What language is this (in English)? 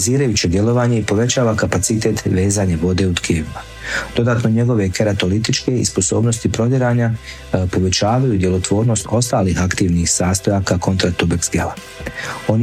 Croatian